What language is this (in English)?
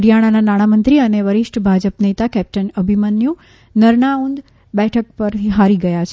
Gujarati